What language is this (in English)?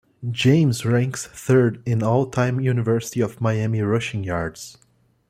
English